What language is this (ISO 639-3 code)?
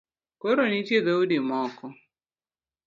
luo